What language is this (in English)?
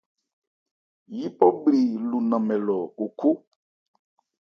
Ebrié